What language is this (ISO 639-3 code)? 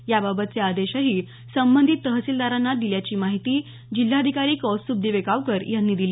mar